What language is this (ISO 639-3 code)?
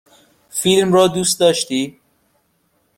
fas